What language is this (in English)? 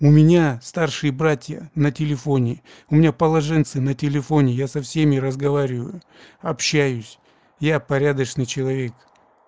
Russian